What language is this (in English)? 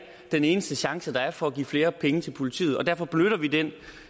Danish